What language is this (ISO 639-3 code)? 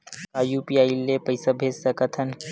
hne